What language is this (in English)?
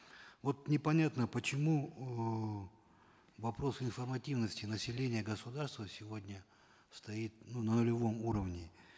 Kazakh